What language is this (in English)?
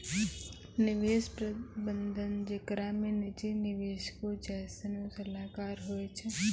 Maithili